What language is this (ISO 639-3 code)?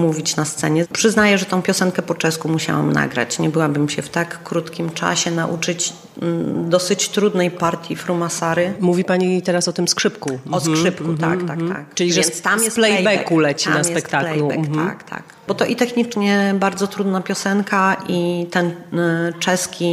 pol